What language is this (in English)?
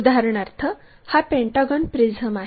Marathi